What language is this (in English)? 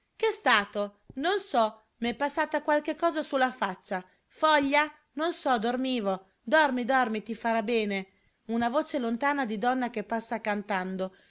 Italian